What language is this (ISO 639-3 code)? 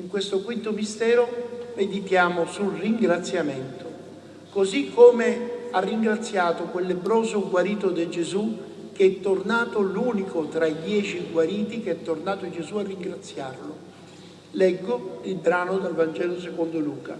ita